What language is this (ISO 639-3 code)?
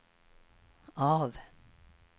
swe